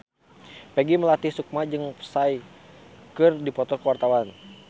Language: Sundanese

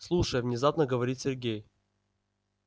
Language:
Russian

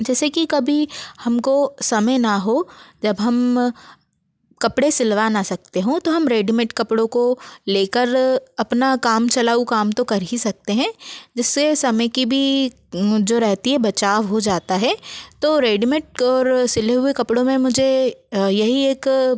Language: Hindi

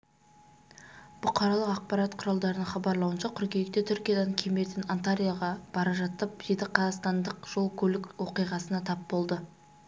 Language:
Kazakh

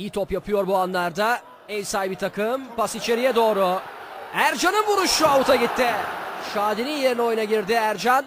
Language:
Turkish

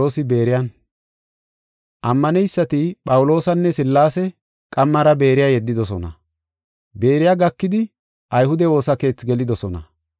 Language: Gofa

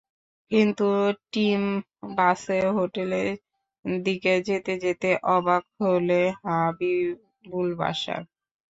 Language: Bangla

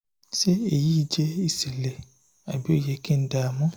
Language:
Yoruba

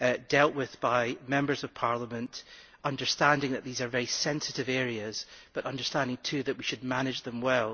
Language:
English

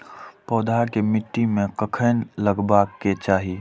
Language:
Maithili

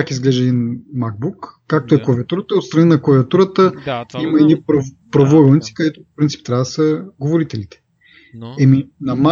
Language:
Bulgarian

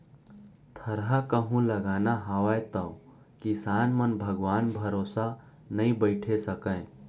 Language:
Chhattisgarhi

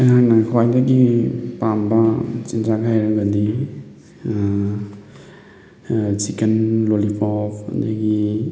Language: Manipuri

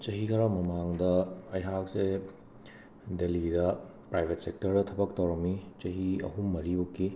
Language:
Manipuri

